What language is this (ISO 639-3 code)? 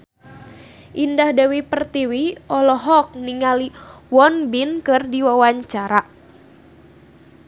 sun